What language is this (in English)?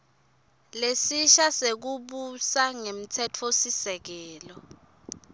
Swati